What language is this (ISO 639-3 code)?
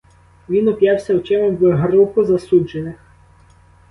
ukr